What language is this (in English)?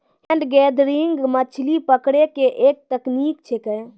Maithili